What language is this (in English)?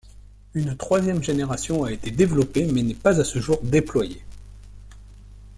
French